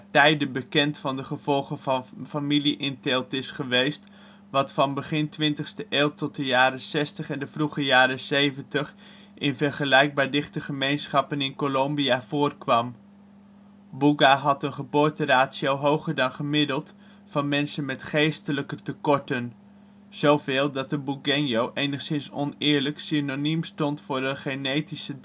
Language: Dutch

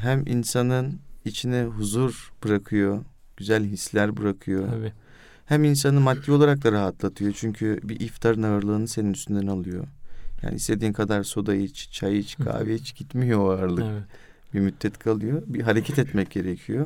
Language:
Turkish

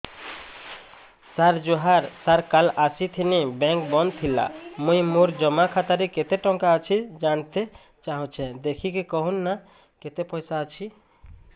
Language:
Odia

